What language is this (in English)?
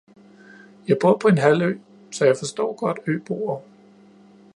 Danish